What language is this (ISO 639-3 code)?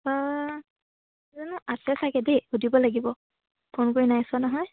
asm